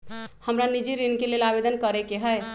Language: Magahi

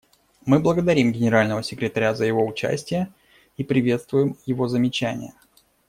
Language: Russian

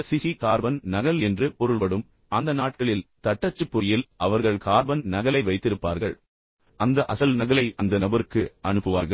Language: Tamil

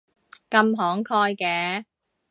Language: Cantonese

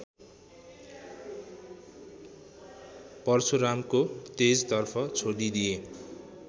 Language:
Nepali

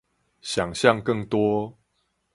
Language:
Chinese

